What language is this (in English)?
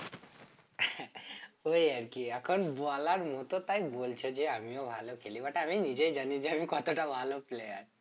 Bangla